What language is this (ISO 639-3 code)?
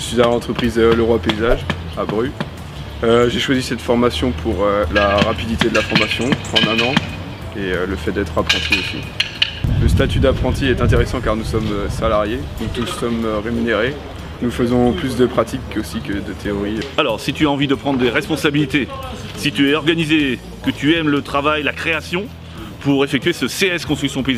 fra